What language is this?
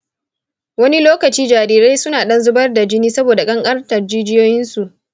Hausa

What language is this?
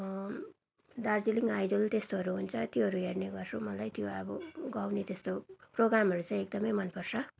Nepali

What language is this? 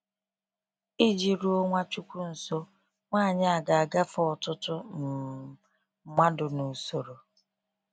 Igbo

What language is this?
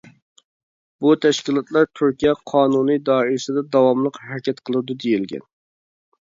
Uyghur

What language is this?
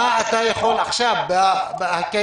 Hebrew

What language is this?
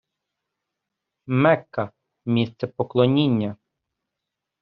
Ukrainian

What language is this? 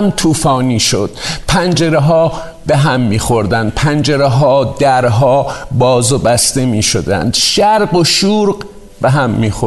Persian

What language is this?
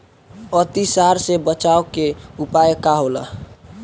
Bhojpuri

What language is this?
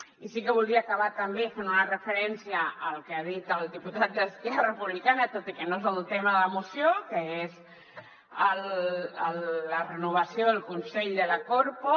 Catalan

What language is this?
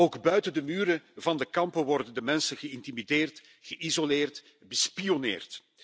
Dutch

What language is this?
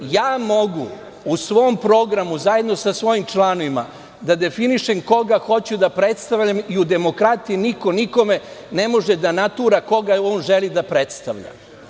Serbian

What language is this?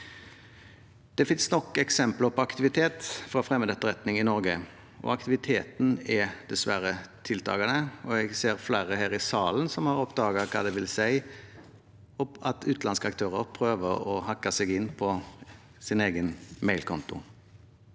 Norwegian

